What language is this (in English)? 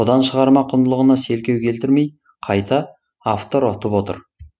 Kazakh